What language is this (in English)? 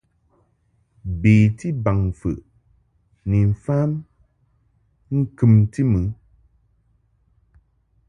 Mungaka